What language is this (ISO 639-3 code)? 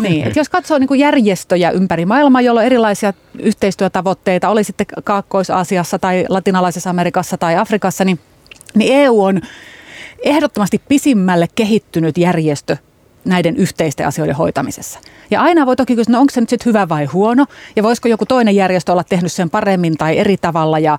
fin